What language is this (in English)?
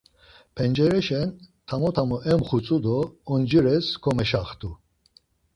Laz